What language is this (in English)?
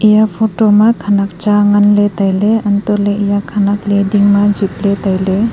Wancho Naga